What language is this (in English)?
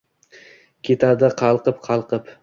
Uzbek